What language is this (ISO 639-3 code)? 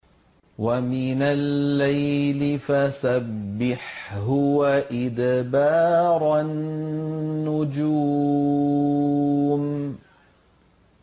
ara